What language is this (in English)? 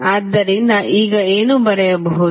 Kannada